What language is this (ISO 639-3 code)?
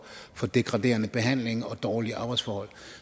dan